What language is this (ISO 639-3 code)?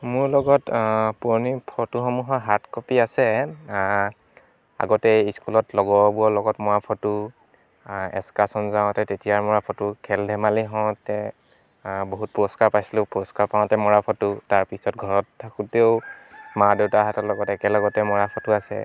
asm